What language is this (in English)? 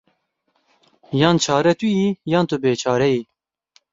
Kurdish